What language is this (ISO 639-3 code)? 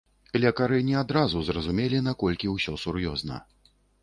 bel